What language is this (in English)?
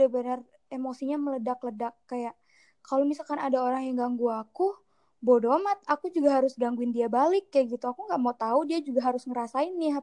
Indonesian